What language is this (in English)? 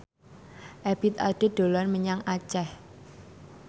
Javanese